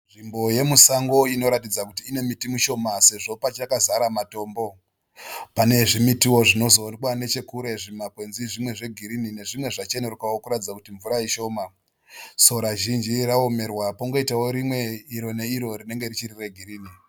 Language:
Shona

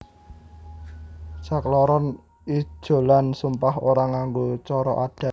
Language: Javanese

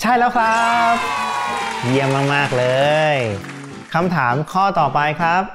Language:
Thai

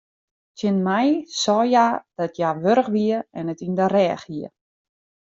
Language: Western Frisian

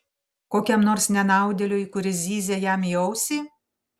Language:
Lithuanian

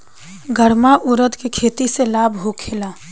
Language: Bhojpuri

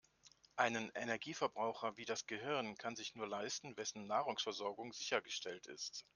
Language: German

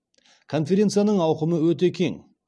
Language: Kazakh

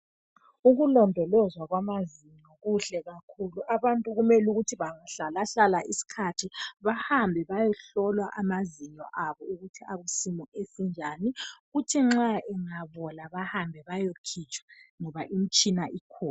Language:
North Ndebele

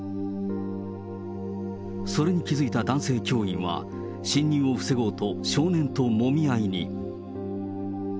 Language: Japanese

